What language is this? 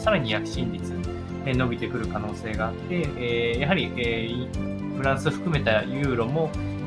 Japanese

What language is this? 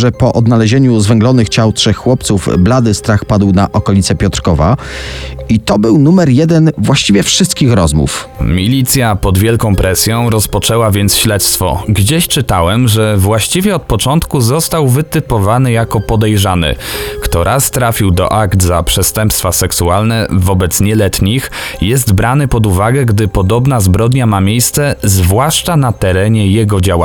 Polish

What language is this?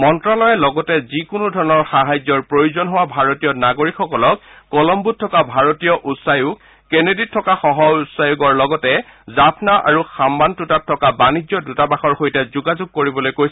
Assamese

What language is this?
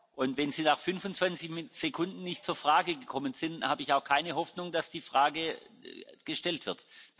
German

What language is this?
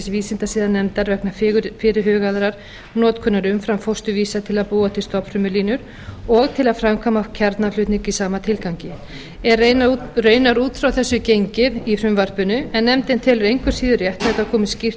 Icelandic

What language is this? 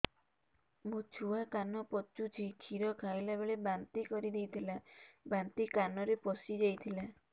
Odia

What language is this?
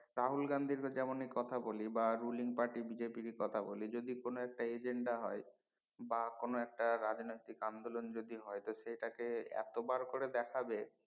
Bangla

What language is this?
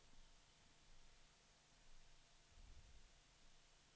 Danish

